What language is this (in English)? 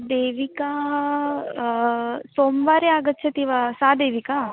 Sanskrit